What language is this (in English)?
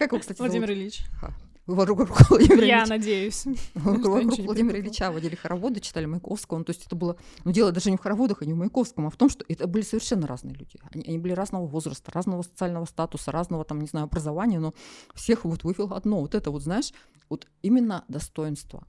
Russian